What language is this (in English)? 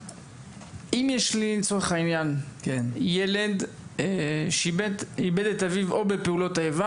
Hebrew